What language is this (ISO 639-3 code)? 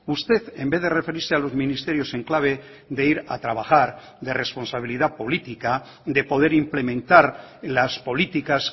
spa